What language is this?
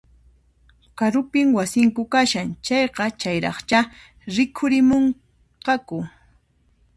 Puno Quechua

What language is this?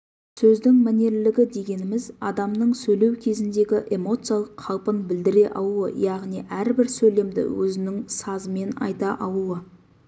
Kazakh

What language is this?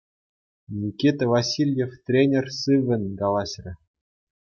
Chuvash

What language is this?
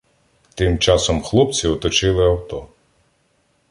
Ukrainian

